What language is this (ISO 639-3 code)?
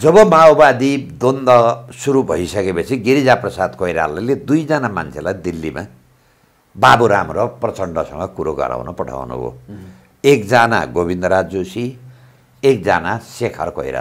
ind